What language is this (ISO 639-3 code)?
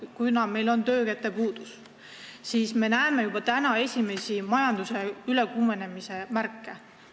est